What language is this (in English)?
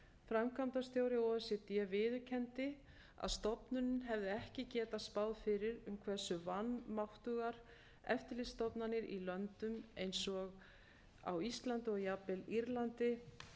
Icelandic